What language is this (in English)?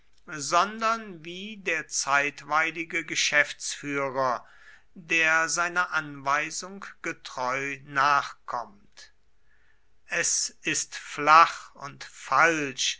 German